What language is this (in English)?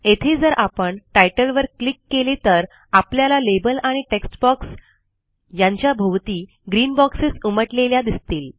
Marathi